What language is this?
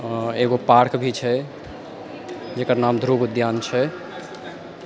Maithili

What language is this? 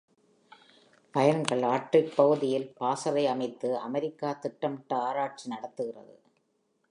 Tamil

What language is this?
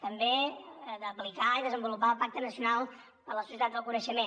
Catalan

